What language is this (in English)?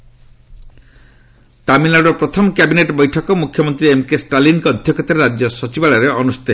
Odia